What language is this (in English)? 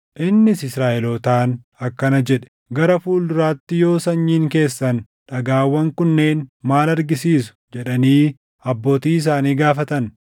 Oromo